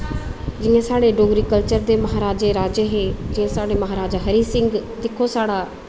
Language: Dogri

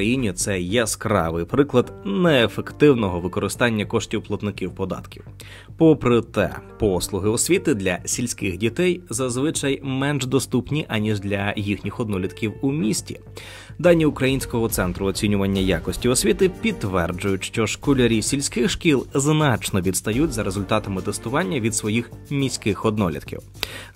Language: Ukrainian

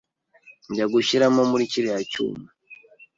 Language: Kinyarwanda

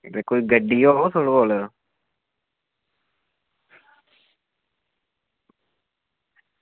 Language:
Dogri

